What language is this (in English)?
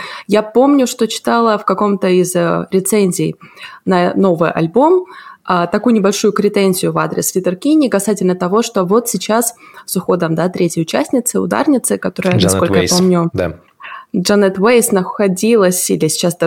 Russian